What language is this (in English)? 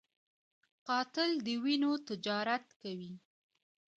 Pashto